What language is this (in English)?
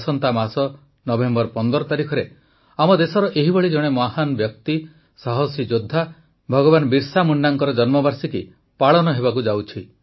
Odia